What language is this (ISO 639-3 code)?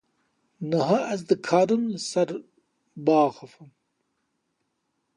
kur